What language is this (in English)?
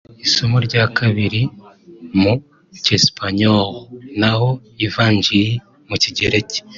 Kinyarwanda